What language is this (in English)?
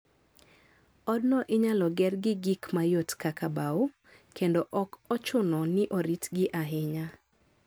Luo (Kenya and Tanzania)